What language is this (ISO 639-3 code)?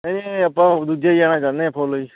pan